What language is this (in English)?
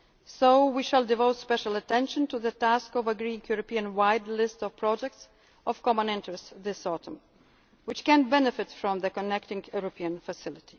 English